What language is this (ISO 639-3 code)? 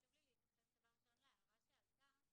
heb